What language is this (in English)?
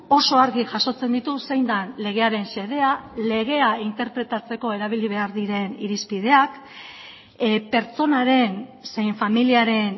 Basque